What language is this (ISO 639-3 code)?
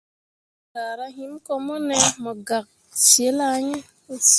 mua